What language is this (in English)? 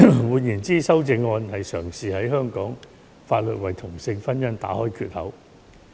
Cantonese